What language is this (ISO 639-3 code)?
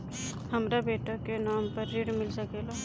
bho